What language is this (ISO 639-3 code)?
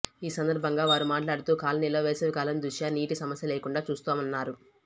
tel